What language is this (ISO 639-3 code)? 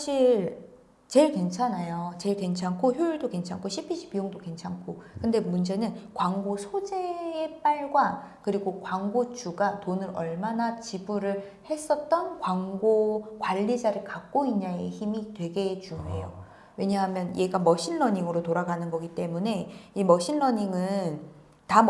kor